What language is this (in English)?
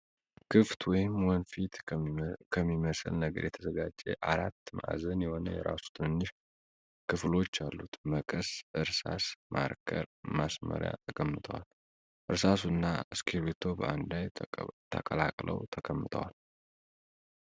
Amharic